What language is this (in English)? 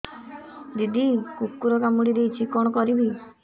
Odia